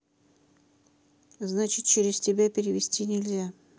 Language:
Russian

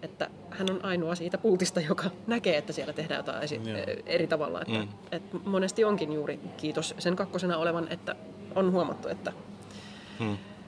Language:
Finnish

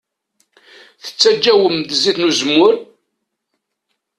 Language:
Kabyle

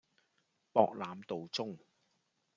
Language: Cantonese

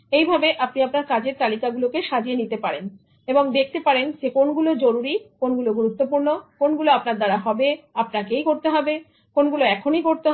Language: Bangla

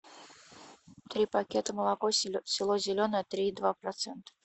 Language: Russian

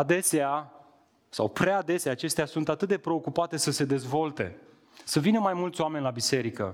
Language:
Romanian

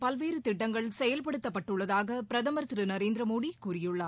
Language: Tamil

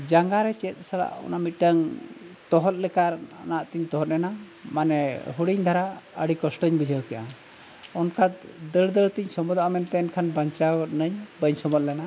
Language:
Santali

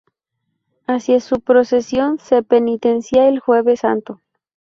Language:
Spanish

